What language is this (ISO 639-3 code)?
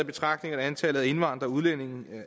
dan